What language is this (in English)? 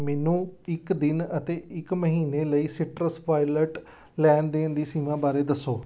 Punjabi